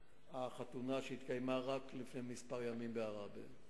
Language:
Hebrew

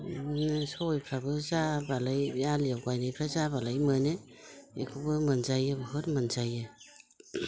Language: Bodo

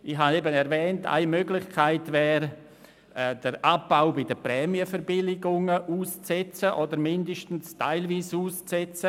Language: Swiss German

